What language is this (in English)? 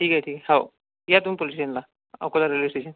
Marathi